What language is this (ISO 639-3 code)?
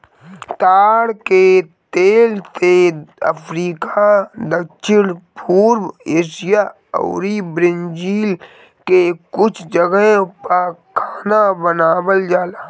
bho